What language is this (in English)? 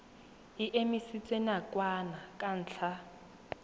Tswana